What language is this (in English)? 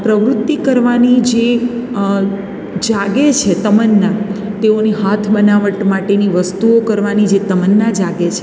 Gujarati